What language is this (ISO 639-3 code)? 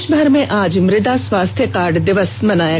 hin